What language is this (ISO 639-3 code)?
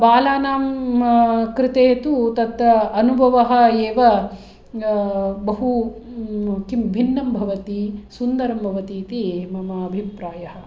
san